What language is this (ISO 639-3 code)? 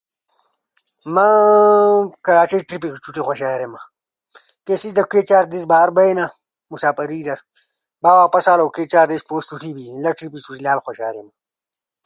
ush